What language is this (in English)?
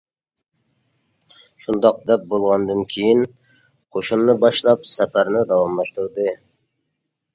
Uyghur